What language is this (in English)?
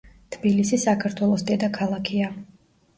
Georgian